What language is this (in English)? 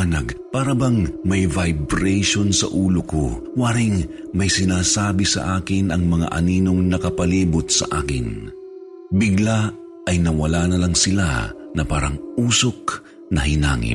Filipino